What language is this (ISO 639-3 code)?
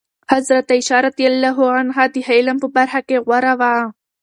pus